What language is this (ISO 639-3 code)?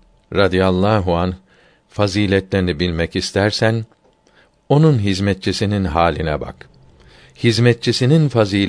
tur